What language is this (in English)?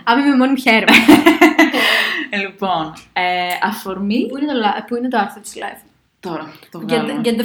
Greek